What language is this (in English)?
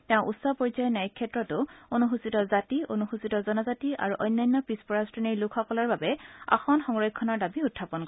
Assamese